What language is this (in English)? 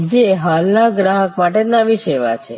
Gujarati